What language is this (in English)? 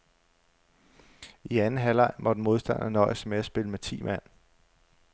Danish